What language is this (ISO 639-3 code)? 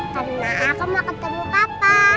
ind